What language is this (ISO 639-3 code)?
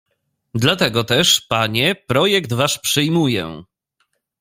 pol